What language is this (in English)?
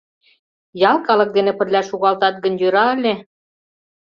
Mari